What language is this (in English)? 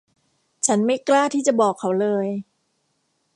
Thai